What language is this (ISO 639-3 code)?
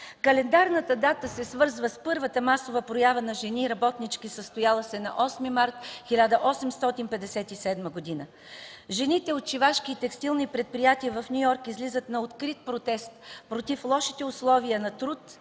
bul